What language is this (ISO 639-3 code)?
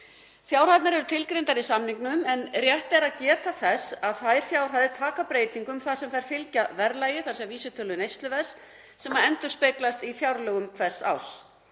isl